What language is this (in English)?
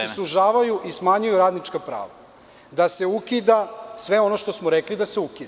Serbian